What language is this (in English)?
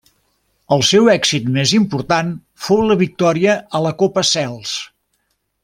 Catalan